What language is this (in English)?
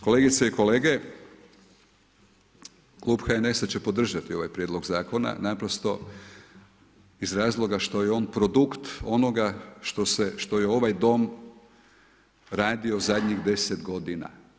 Croatian